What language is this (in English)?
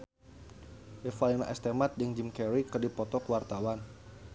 Sundanese